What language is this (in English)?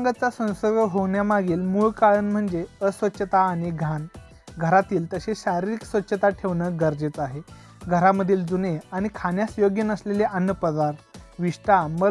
Marathi